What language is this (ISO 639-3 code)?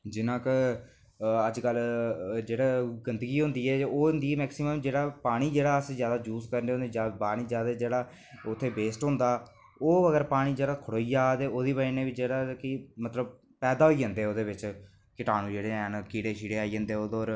doi